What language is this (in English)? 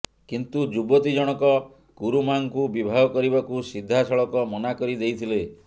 Odia